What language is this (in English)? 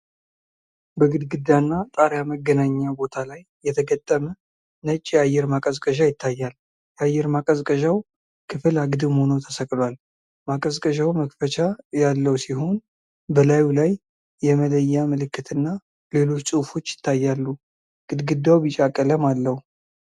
Amharic